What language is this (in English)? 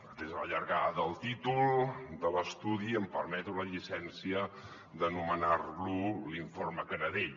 Catalan